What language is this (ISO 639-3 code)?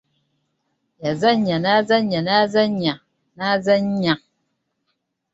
lug